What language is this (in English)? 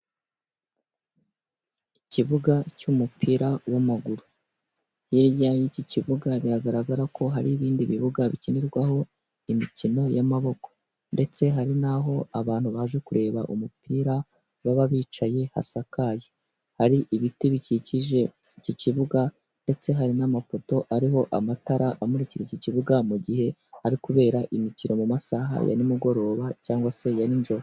Kinyarwanda